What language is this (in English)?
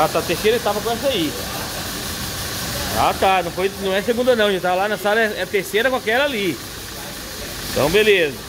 Portuguese